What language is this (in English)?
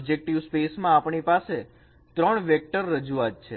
Gujarati